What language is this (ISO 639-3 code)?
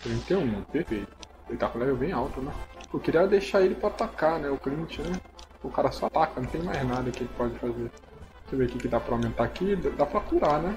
por